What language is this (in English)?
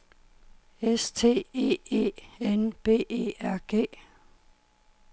Danish